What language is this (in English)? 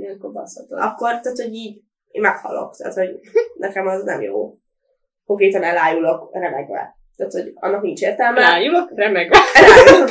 Hungarian